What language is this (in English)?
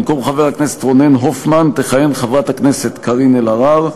Hebrew